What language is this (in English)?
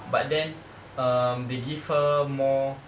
English